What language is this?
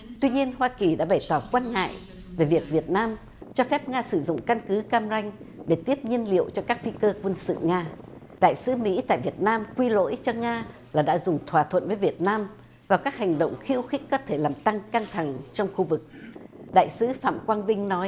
Vietnamese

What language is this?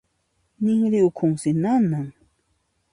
Puno Quechua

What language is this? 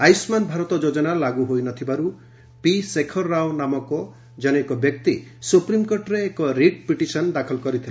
Odia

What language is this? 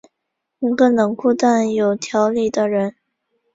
Chinese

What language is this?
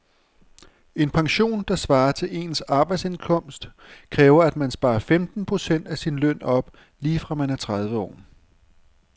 Danish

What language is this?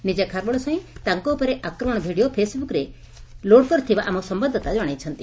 Odia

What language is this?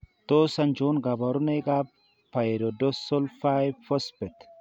Kalenjin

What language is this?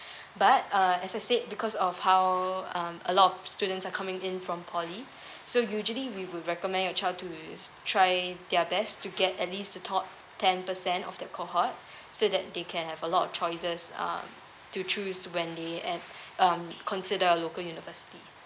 English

